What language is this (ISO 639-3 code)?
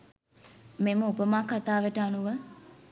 sin